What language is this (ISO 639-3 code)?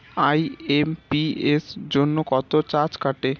ben